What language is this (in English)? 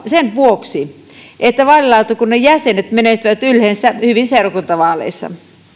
Finnish